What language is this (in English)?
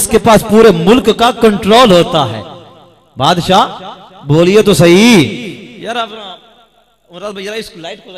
Hindi